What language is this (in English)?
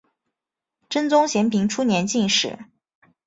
Chinese